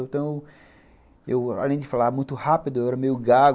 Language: Portuguese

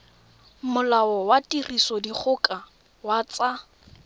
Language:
Tswana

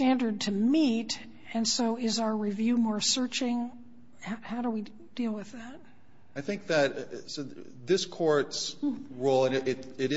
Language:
English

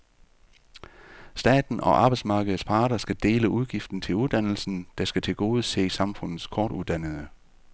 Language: Danish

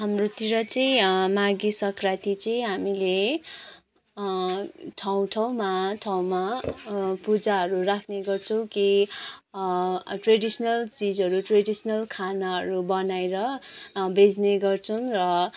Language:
Nepali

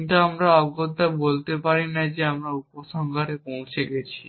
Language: Bangla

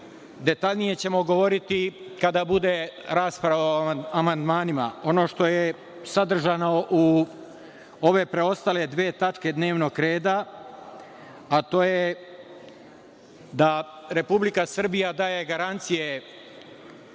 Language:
Serbian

